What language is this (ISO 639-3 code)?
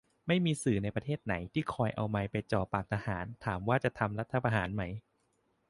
tha